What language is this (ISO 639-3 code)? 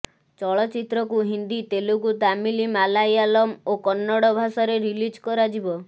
ori